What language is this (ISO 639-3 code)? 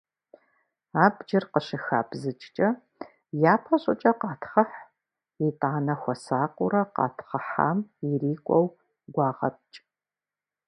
kbd